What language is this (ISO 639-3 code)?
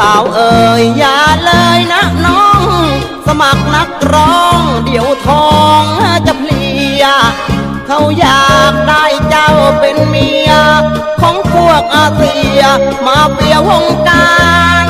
tha